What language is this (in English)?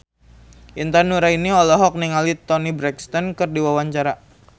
Sundanese